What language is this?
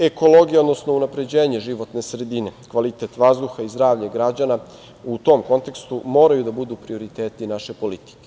Serbian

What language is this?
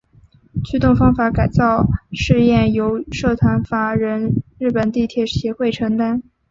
Chinese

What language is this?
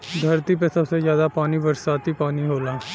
Bhojpuri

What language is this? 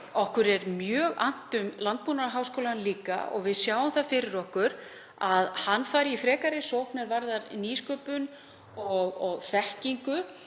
Icelandic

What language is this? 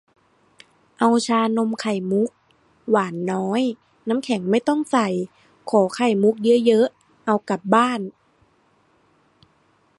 Thai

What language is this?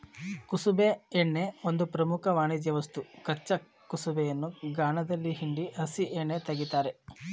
Kannada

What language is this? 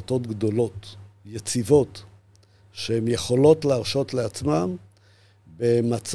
Hebrew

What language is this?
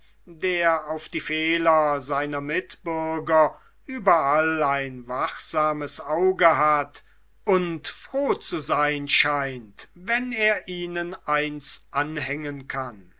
German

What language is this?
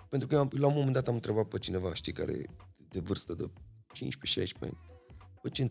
Romanian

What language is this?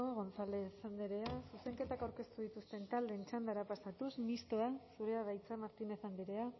Basque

